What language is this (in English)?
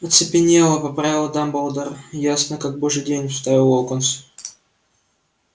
Russian